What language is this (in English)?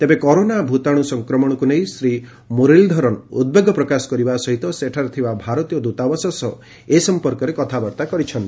Odia